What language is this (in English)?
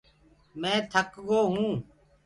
Gurgula